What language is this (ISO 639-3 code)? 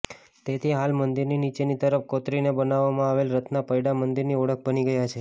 guj